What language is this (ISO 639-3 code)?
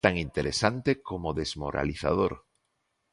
glg